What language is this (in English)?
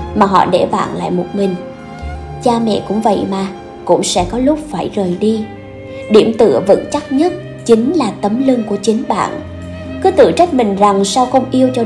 Vietnamese